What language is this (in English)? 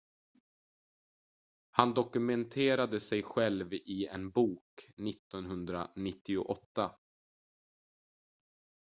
Swedish